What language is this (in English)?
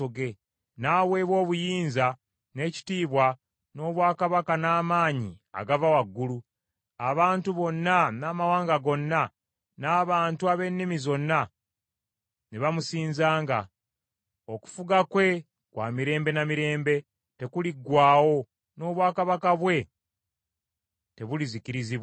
Ganda